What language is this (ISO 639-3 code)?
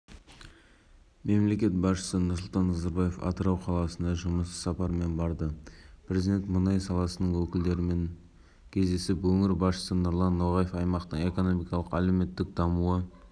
kaz